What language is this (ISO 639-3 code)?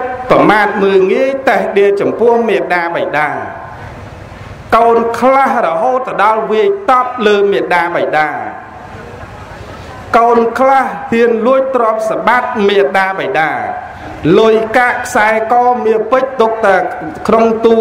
vie